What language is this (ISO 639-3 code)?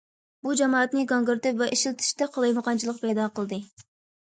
uig